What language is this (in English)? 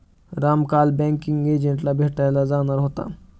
Marathi